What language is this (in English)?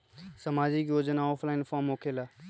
Magahi